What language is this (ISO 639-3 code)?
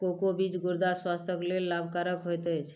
mai